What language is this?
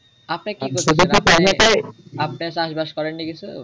Bangla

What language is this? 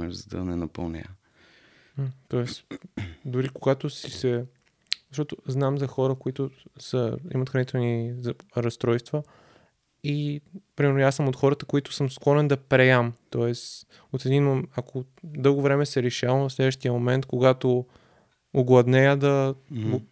Bulgarian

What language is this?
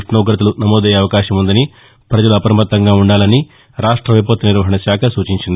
Telugu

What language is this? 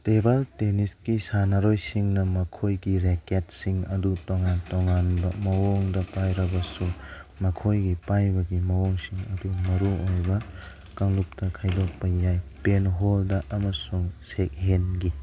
Manipuri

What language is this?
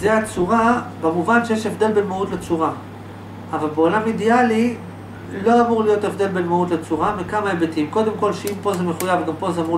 Hebrew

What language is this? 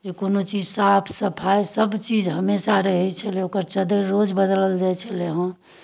Maithili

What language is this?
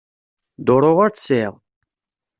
Kabyle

